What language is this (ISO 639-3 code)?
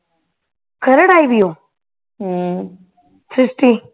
pan